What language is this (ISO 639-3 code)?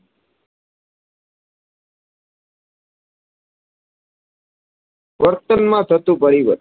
guj